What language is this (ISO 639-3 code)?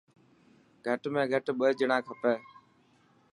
mki